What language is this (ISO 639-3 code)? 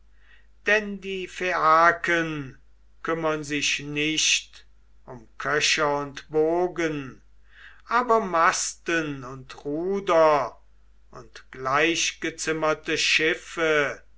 deu